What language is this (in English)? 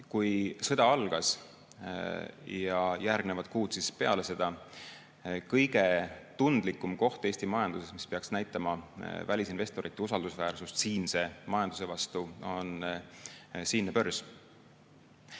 Estonian